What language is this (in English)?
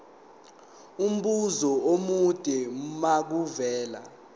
Zulu